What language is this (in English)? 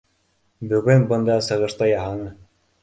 Bashkir